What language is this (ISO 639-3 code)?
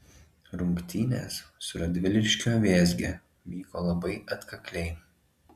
lit